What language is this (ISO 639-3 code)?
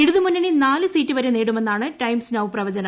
mal